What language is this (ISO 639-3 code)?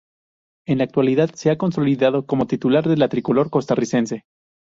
spa